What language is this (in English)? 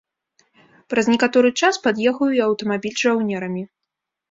Belarusian